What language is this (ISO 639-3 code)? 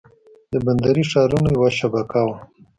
pus